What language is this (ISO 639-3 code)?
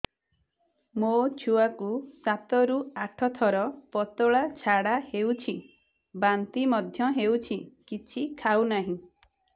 ori